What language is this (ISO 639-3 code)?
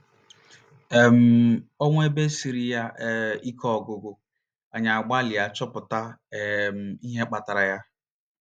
ibo